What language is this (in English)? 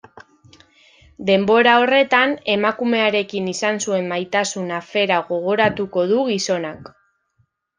Basque